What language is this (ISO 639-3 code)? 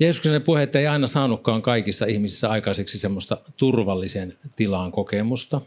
fin